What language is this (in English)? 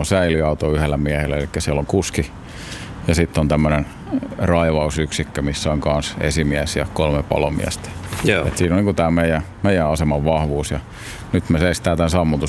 Finnish